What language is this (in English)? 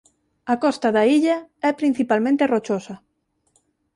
Galician